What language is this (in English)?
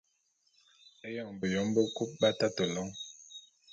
Bulu